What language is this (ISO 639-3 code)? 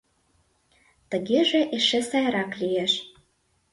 chm